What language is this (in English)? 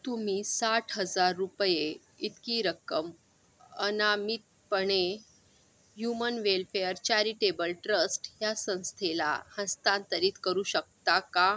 Marathi